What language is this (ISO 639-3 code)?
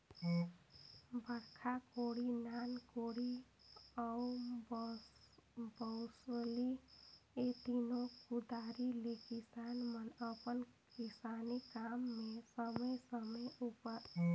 hne